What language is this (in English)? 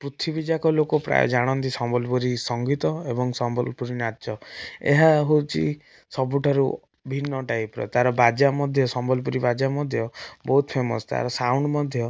Odia